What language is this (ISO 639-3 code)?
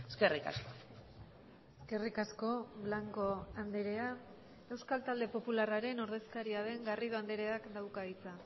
eus